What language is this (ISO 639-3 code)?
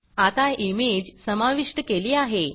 mar